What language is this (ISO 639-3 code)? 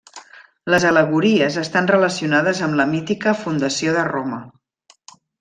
cat